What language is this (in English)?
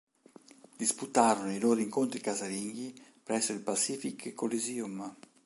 Italian